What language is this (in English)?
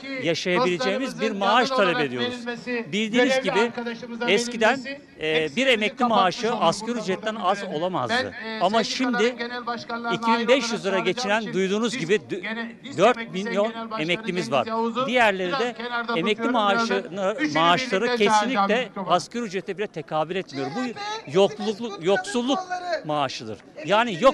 Turkish